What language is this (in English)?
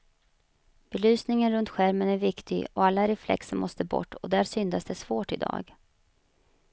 Swedish